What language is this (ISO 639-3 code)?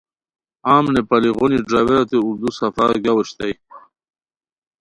khw